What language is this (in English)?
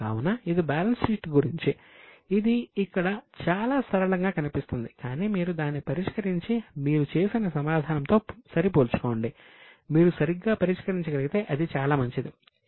Telugu